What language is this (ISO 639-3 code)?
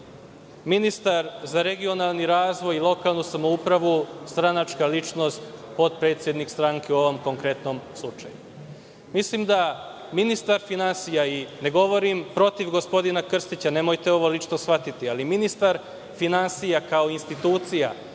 srp